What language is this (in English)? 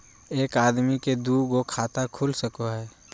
Magahi